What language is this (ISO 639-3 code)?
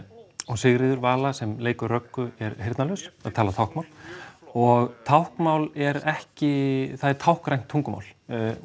isl